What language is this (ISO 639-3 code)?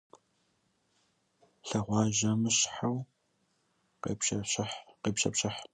kbd